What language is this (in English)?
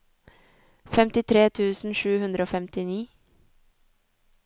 Norwegian